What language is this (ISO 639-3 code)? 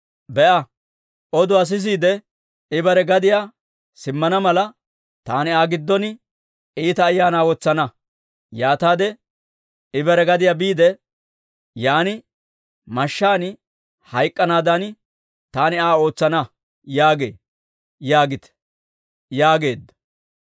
dwr